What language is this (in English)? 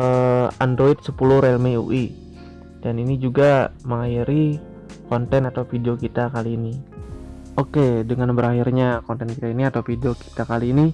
Indonesian